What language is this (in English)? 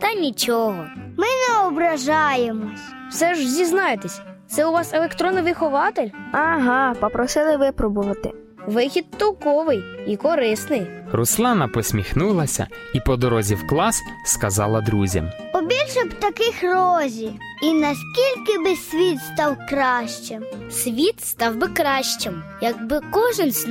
Ukrainian